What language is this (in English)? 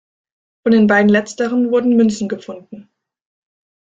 German